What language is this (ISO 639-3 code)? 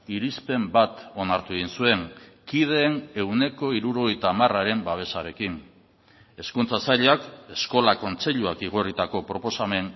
eus